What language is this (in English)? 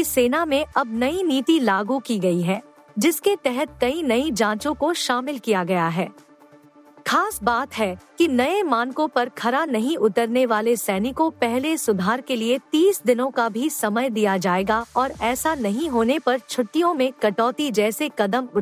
Hindi